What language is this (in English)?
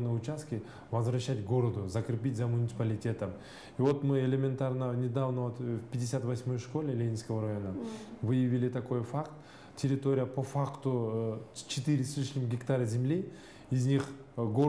Russian